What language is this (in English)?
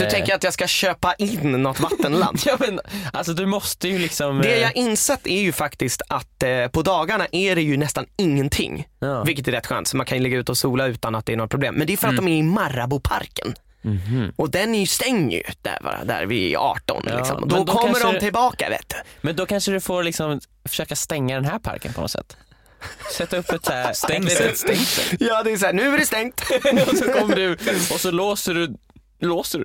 Swedish